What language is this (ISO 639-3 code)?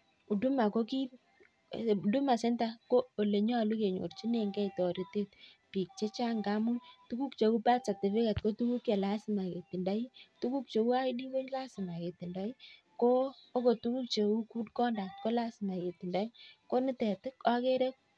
kln